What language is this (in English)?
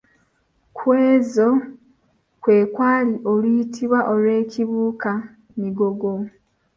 Ganda